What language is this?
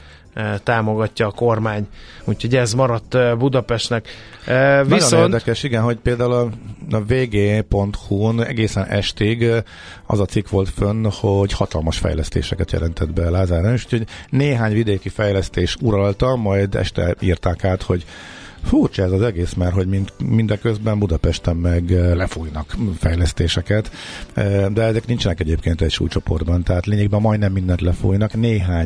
Hungarian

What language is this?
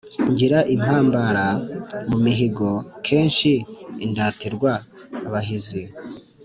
Kinyarwanda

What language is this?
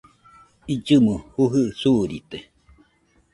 Nüpode Huitoto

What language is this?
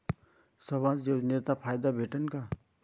Marathi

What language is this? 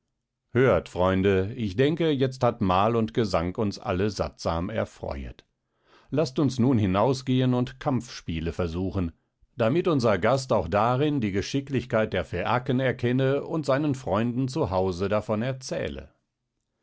German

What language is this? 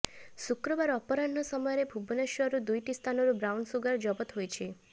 Odia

